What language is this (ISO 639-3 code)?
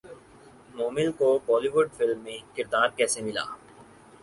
urd